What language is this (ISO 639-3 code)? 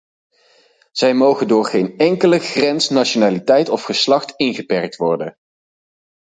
nld